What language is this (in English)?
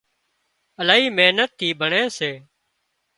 Wadiyara Koli